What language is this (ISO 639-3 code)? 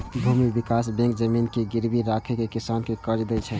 mai